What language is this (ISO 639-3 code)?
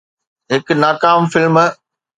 snd